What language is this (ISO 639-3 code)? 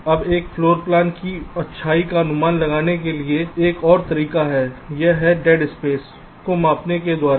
hin